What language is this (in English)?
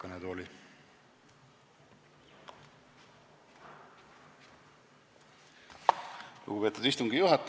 Estonian